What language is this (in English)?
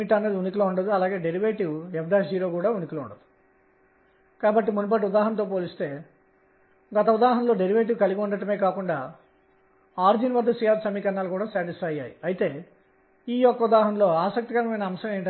Telugu